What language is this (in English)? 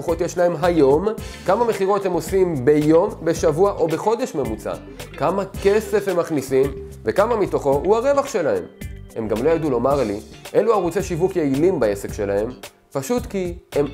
Hebrew